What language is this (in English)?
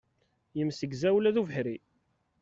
Kabyle